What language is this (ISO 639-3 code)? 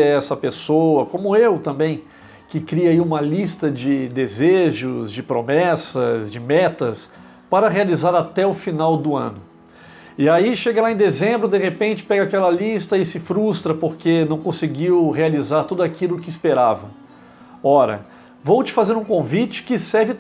por